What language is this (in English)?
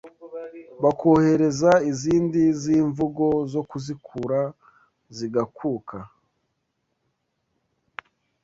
Kinyarwanda